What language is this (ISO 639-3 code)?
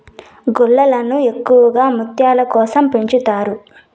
tel